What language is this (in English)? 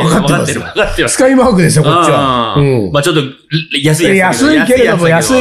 Japanese